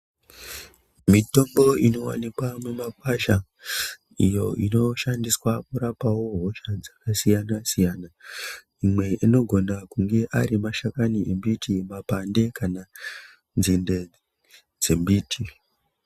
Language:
Ndau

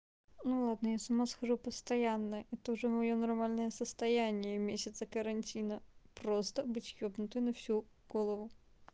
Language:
Russian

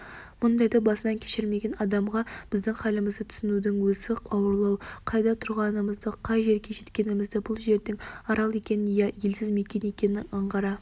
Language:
Kazakh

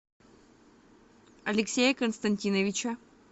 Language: Russian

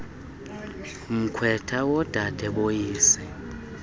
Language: Xhosa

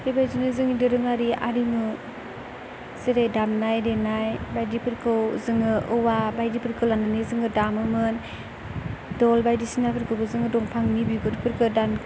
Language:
Bodo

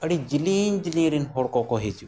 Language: Santali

